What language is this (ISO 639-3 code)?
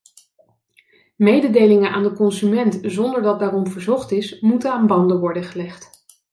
nld